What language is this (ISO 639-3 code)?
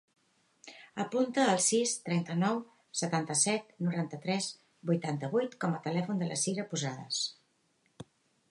cat